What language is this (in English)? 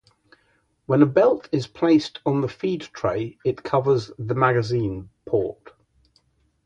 English